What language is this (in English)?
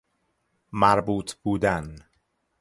Persian